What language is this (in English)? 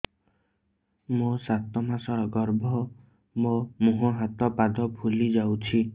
Odia